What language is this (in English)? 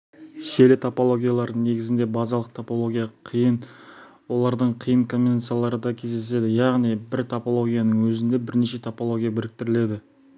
Kazakh